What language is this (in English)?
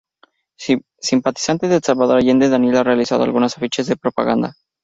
Spanish